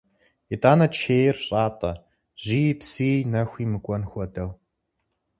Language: Kabardian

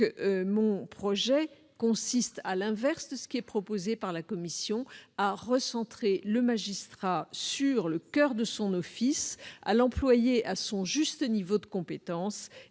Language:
French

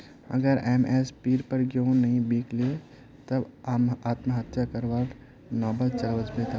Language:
Magahi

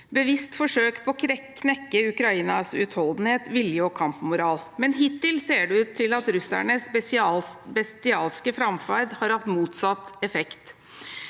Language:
Norwegian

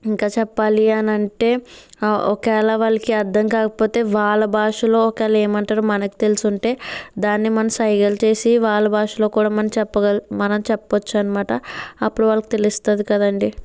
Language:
Telugu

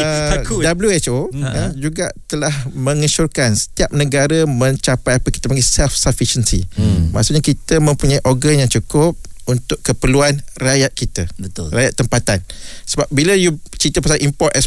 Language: Malay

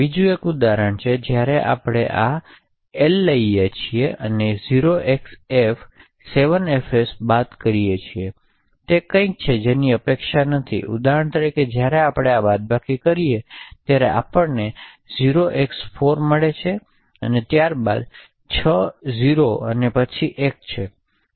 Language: Gujarati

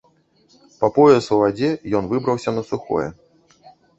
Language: Belarusian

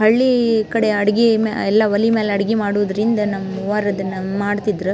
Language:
Kannada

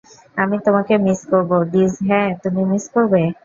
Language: Bangla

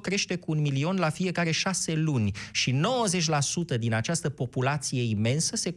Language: Romanian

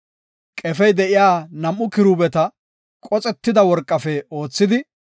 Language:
Gofa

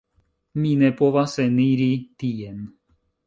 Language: Esperanto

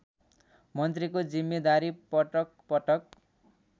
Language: Nepali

